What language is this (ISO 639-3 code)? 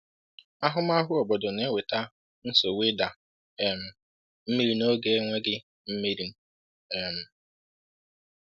ibo